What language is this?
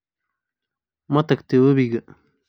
Somali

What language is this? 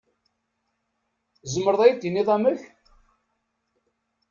Kabyle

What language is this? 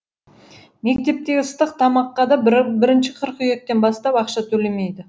Kazakh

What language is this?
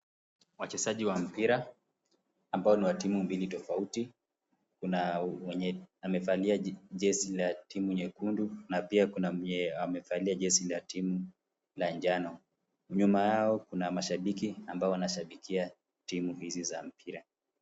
Swahili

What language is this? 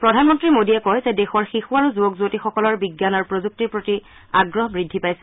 Assamese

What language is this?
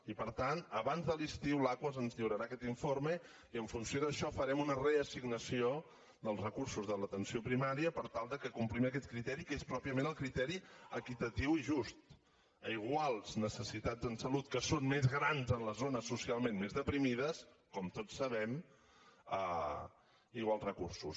Catalan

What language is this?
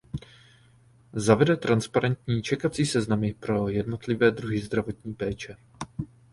Czech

